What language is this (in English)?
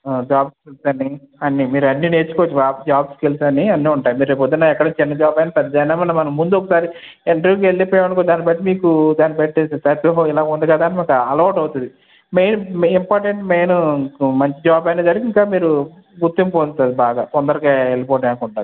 Telugu